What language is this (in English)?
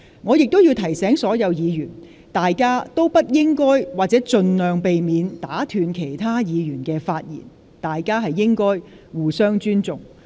Cantonese